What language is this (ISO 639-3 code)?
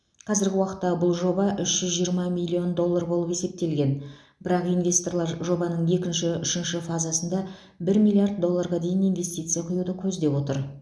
kaz